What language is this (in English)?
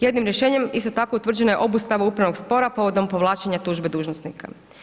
Croatian